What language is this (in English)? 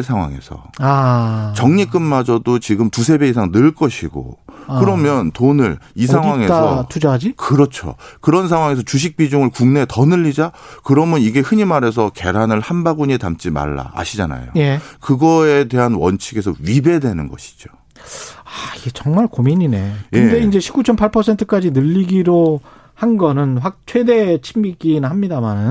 Korean